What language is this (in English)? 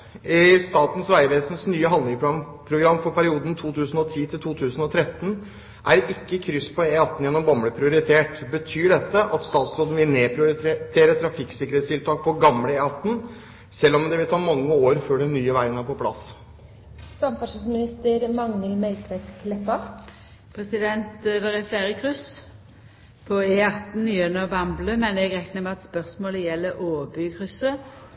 Norwegian